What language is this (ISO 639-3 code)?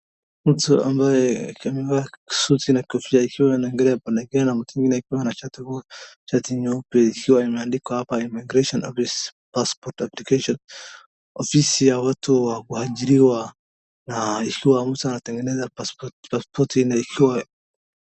swa